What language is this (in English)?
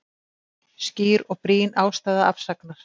Icelandic